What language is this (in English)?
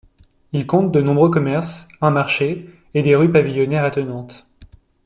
French